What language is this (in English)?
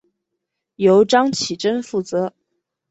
Chinese